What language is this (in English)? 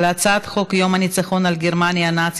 Hebrew